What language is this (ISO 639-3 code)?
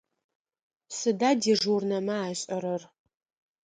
ady